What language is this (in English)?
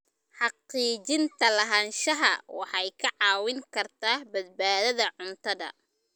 Somali